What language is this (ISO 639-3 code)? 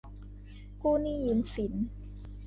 tha